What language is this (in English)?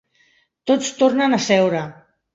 Catalan